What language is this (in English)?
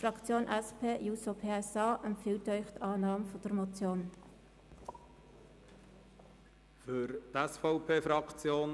Swiss German